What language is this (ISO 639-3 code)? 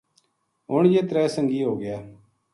gju